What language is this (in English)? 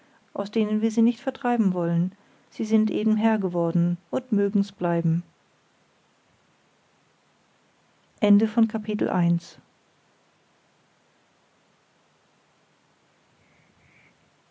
German